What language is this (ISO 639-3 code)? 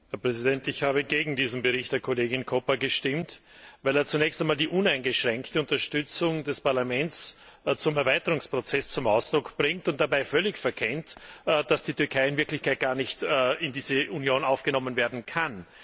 deu